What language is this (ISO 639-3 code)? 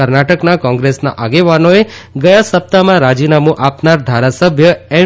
guj